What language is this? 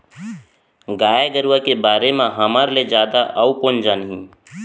Chhattisgarhi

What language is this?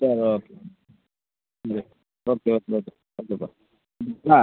Tamil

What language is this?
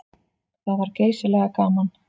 Icelandic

